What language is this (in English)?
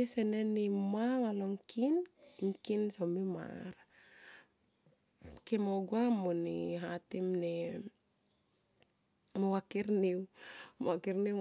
Tomoip